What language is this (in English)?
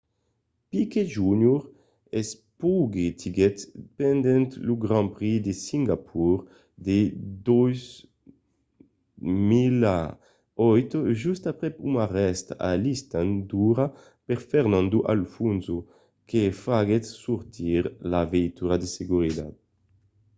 Occitan